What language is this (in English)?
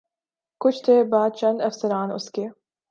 Urdu